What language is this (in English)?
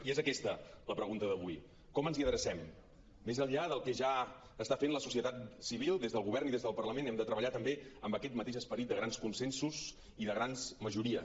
Catalan